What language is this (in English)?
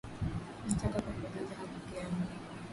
Swahili